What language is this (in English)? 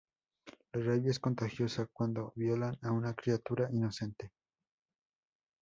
Spanish